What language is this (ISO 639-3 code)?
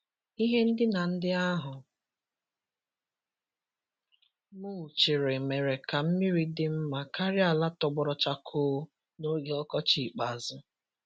ibo